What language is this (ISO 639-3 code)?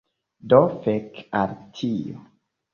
epo